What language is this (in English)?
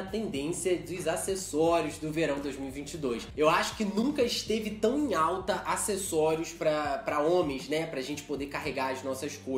Portuguese